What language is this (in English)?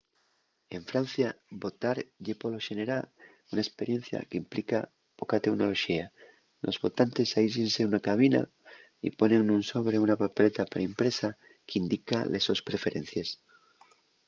Asturian